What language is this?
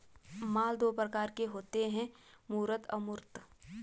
Hindi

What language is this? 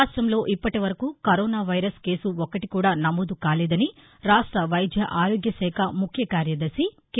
Telugu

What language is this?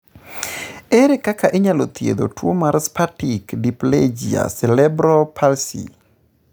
Luo (Kenya and Tanzania)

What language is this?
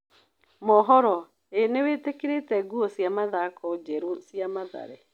Kikuyu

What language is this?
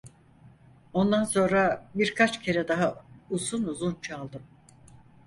Turkish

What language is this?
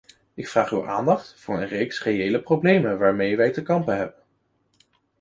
Dutch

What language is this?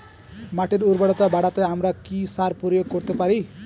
Bangla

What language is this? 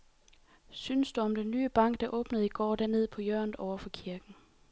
Danish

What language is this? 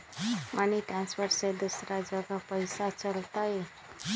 Magahi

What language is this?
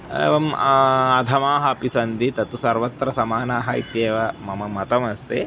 Sanskrit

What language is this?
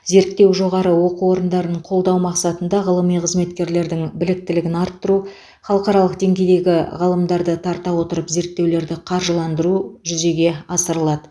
Kazakh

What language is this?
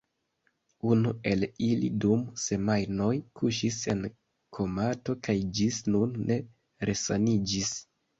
Esperanto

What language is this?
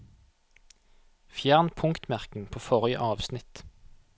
Norwegian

